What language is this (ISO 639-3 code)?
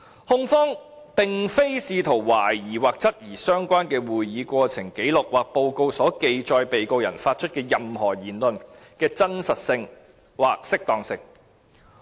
yue